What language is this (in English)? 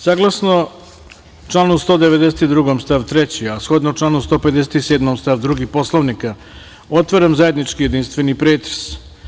Serbian